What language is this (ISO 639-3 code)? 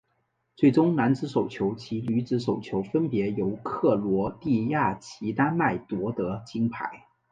zho